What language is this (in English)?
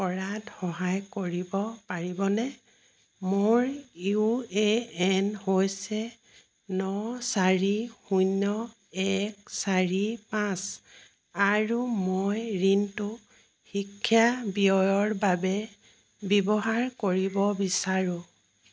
Assamese